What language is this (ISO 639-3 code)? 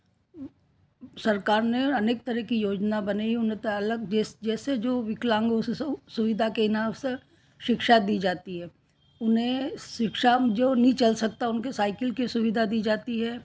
hin